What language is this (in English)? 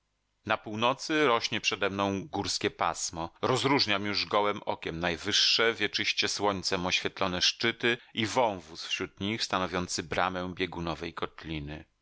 Polish